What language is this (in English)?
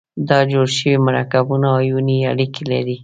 Pashto